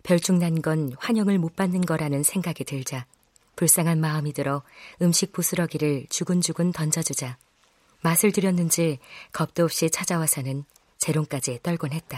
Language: Korean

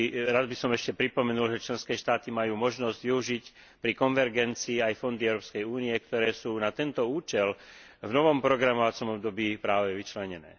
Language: Slovak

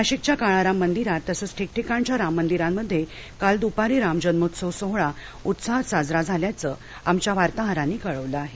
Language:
Marathi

